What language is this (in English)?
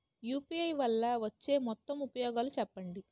Telugu